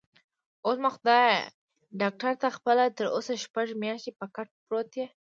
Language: Pashto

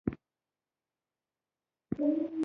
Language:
Pashto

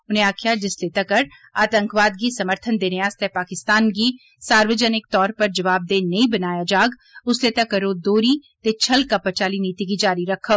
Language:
Dogri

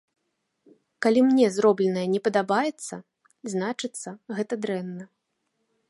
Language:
Belarusian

